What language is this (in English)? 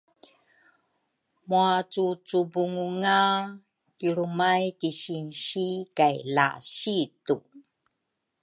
Rukai